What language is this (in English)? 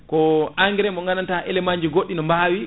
Fula